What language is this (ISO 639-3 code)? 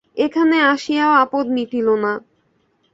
ben